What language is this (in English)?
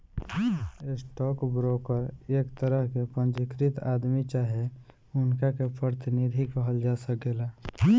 Bhojpuri